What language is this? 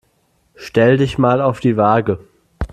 German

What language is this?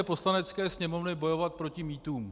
Czech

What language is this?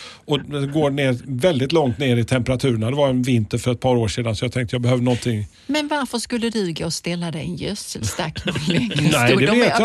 Swedish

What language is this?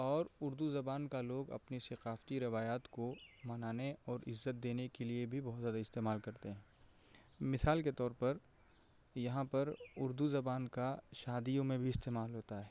Urdu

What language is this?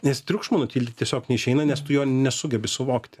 Lithuanian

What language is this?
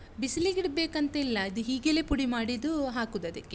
Kannada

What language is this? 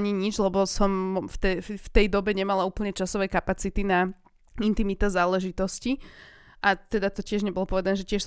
Slovak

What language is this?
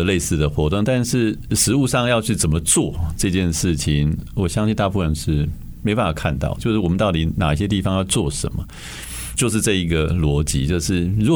Chinese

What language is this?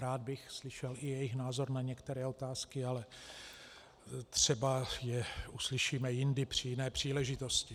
Czech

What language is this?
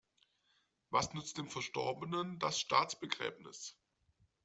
German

